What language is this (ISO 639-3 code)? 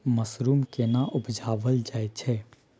mai